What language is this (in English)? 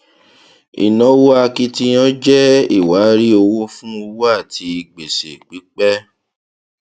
Yoruba